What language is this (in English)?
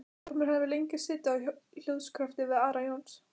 Icelandic